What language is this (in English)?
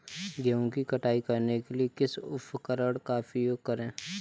Hindi